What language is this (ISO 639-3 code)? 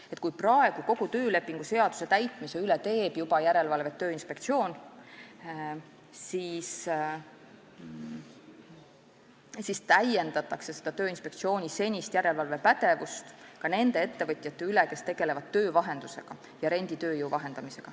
est